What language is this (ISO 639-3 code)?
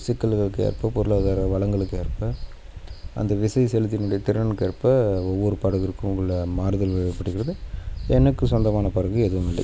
tam